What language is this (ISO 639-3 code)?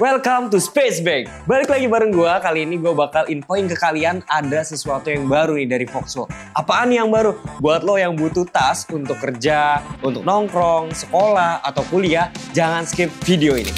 ind